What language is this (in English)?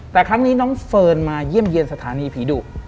Thai